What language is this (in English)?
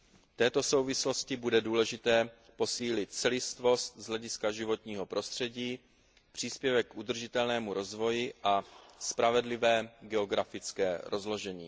Czech